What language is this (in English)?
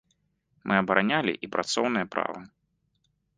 Belarusian